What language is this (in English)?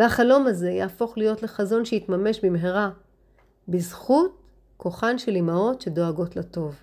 Hebrew